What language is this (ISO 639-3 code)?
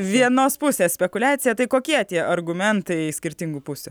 lit